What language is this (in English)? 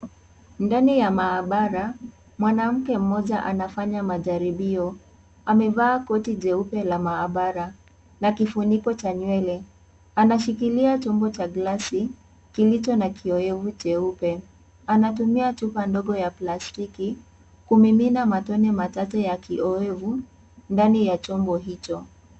Swahili